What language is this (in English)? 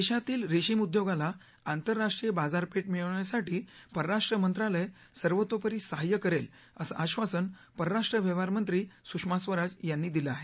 Marathi